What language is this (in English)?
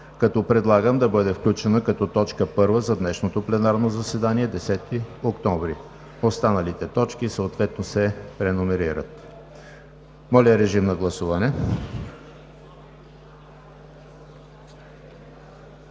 Bulgarian